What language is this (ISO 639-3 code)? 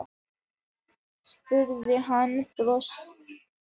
isl